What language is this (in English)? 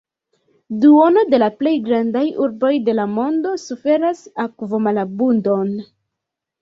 Esperanto